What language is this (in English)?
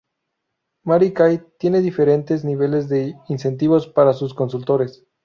Spanish